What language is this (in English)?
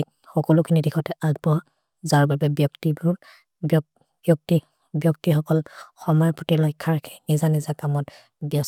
Maria (India)